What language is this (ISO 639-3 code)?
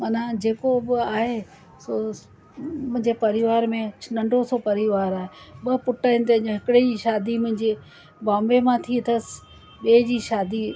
snd